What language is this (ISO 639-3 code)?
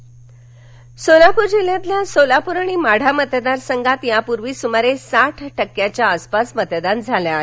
mar